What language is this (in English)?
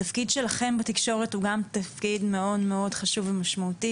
Hebrew